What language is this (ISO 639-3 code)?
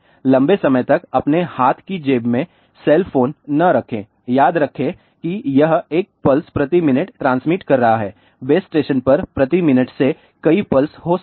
hin